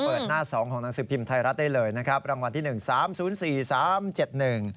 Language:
Thai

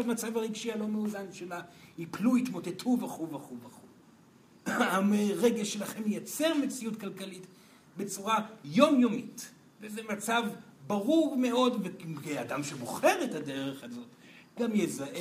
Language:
Hebrew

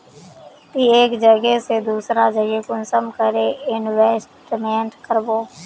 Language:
Magahi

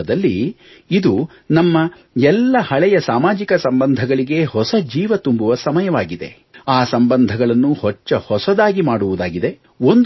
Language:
Kannada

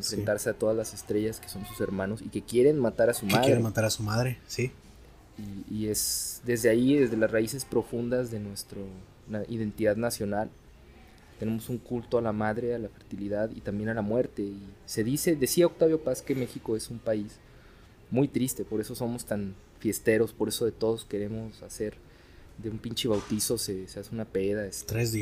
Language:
Spanish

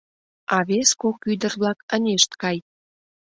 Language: Mari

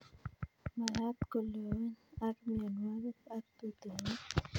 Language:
Kalenjin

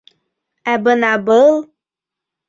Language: Bashkir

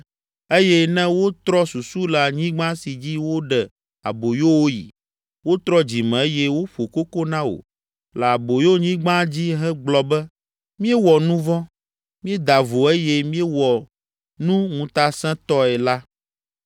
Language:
Ewe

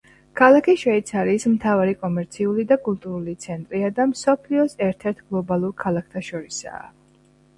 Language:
Georgian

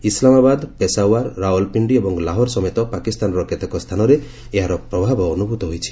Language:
Odia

